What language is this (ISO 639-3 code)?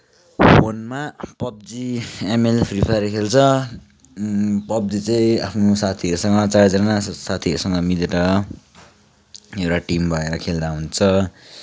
nep